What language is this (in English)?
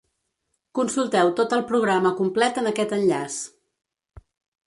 Catalan